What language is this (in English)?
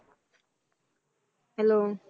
Punjabi